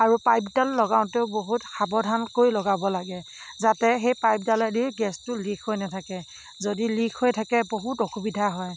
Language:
Assamese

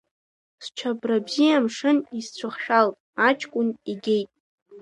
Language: Abkhazian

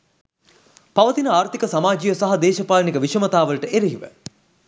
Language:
Sinhala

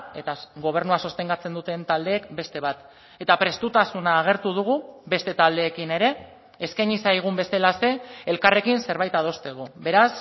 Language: Basque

